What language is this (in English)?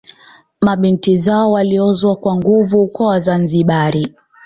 Swahili